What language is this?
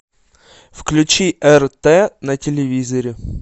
Russian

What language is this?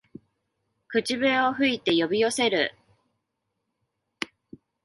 Japanese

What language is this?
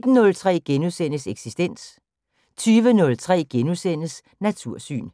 Danish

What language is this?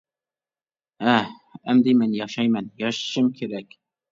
Uyghur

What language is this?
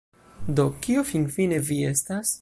Esperanto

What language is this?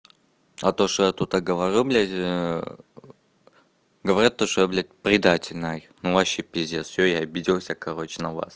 Russian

